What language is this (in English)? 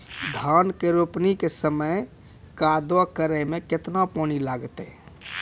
Maithili